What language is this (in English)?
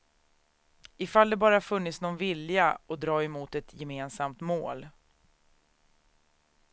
Swedish